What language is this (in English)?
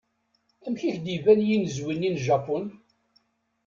Kabyle